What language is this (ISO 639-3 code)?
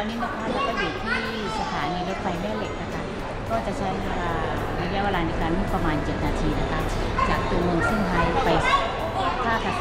tha